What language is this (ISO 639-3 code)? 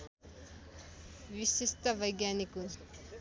nep